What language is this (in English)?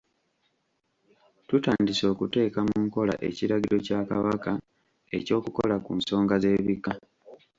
Ganda